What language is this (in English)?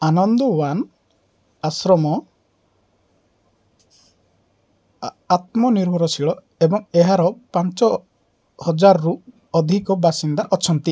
Odia